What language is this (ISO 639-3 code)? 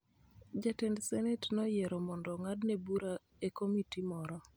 luo